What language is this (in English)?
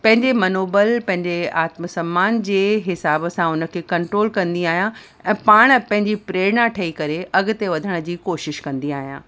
Sindhi